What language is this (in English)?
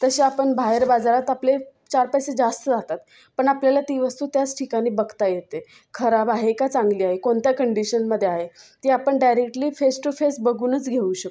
Marathi